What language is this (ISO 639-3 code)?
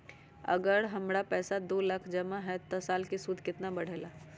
mag